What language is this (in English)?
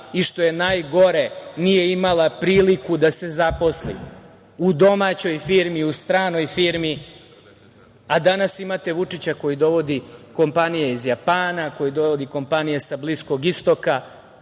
Serbian